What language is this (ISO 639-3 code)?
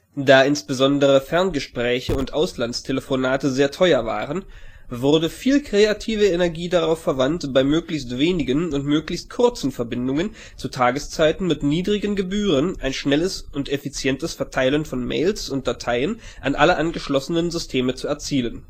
deu